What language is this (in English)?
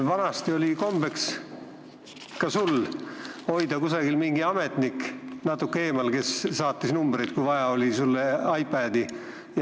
Estonian